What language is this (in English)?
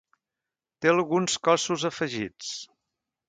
Catalan